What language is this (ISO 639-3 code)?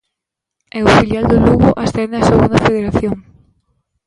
glg